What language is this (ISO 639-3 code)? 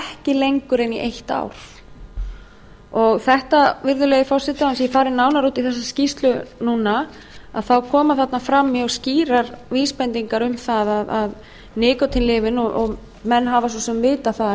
isl